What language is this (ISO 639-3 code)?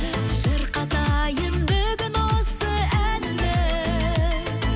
kaz